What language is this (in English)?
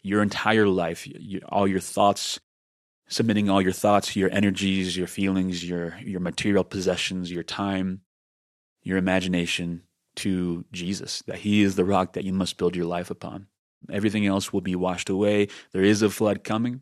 English